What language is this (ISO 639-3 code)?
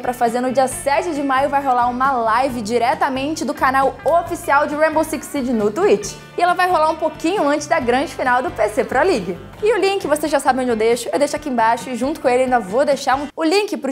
por